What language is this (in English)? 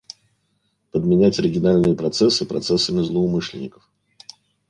Russian